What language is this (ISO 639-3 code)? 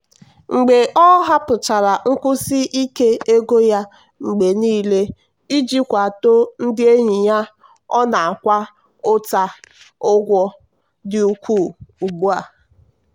ibo